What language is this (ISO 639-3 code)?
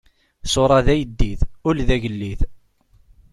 kab